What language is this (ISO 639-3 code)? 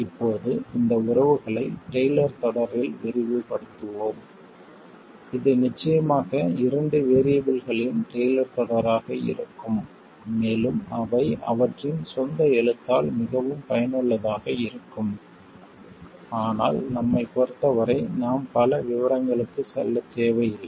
tam